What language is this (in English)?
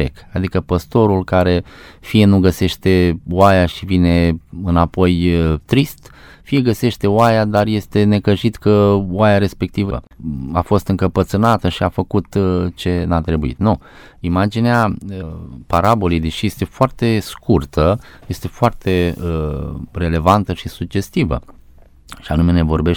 Romanian